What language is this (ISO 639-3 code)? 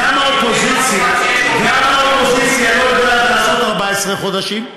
heb